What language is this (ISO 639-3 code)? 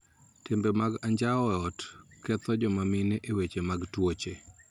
luo